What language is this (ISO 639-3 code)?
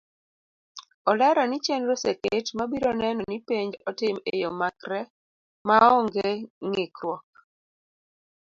luo